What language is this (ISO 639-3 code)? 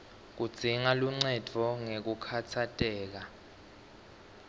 ssw